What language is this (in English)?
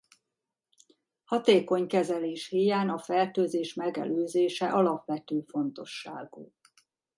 Hungarian